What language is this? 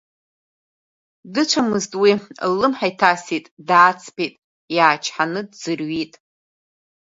Abkhazian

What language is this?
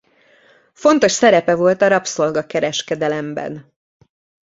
Hungarian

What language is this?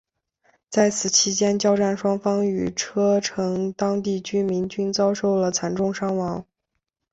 Chinese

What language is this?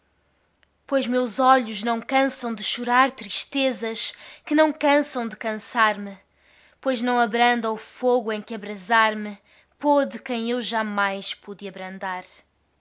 Portuguese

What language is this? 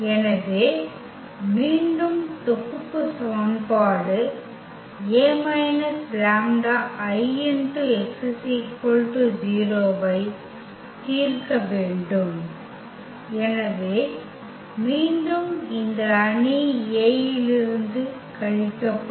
Tamil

